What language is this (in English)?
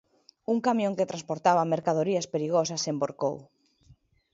Galician